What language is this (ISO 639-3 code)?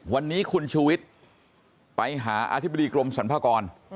tha